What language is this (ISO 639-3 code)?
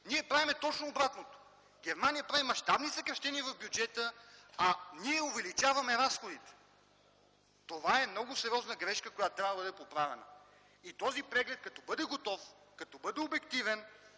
bul